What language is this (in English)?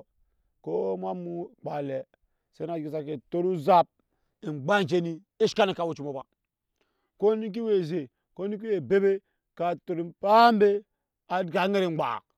Nyankpa